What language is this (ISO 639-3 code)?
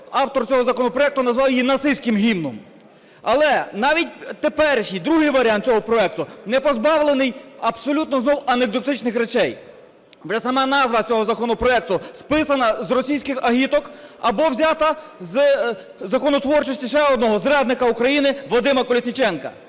ukr